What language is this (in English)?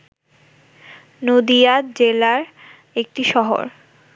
Bangla